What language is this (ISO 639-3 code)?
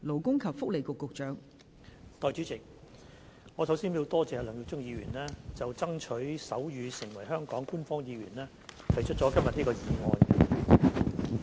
yue